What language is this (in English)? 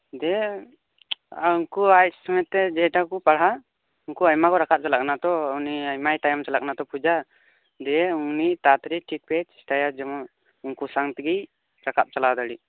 Santali